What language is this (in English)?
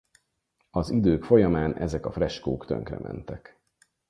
Hungarian